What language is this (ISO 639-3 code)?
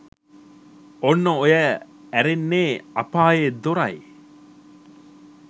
sin